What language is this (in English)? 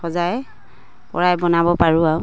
Assamese